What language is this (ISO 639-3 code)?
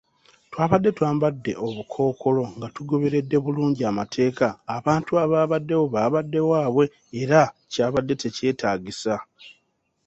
lug